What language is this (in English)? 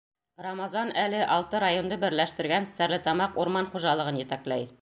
Bashkir